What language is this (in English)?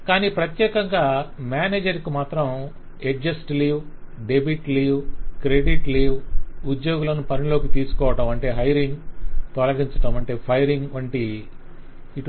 Telugu